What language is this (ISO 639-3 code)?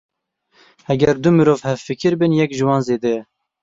kur